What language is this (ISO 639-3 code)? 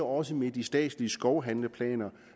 dan